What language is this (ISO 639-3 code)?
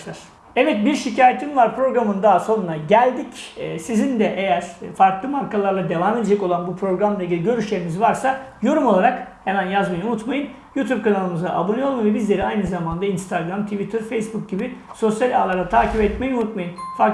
tur